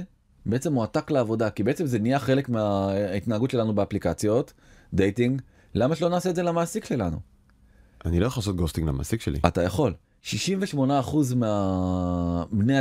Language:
Hebrew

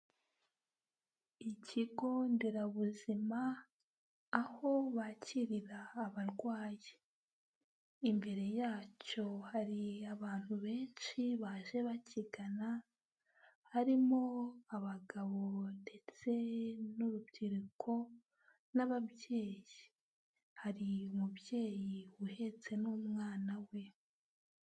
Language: Kinyarwanda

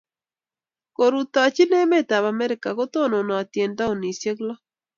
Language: Kalenjin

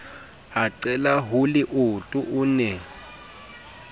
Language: Southern Sotho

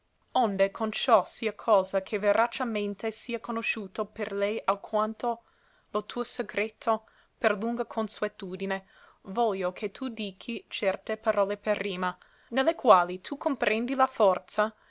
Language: Italian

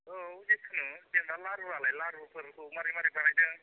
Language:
Bodo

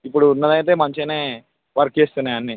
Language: Telugu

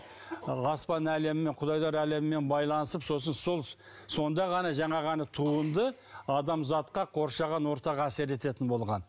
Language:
Kazakh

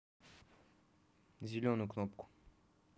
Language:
Russian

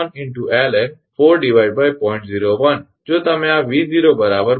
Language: Gujarati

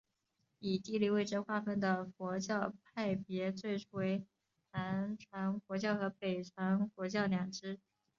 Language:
Chinese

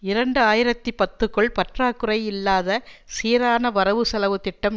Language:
Tamil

